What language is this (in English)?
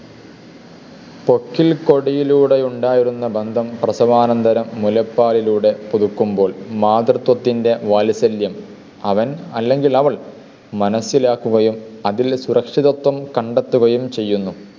Malayalam